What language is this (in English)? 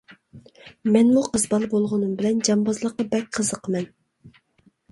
Uyghur